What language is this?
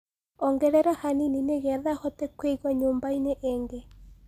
Kikuyu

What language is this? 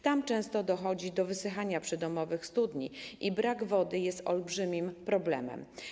Polish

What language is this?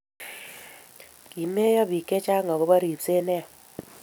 Kalenjin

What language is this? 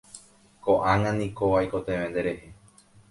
Guarani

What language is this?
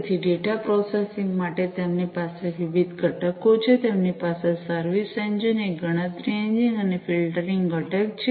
Gujarati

